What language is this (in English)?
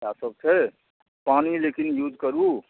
Maithili